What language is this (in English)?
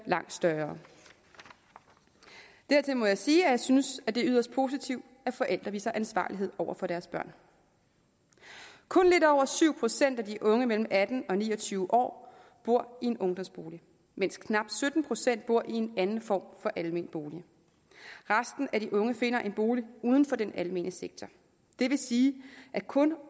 Danish